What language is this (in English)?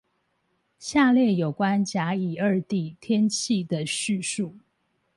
Chinese